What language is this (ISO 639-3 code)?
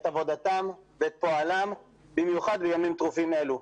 heb